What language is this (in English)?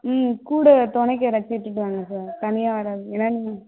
Tamil